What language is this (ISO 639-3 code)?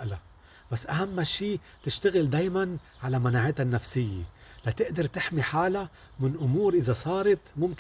ara